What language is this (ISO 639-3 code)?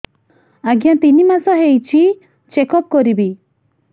ori